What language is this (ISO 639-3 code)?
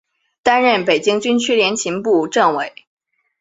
zho